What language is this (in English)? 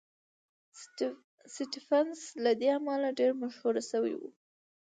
Pashto